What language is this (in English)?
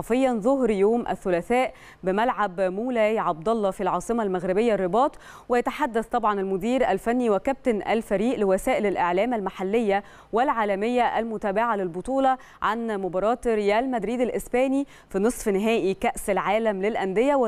Arabic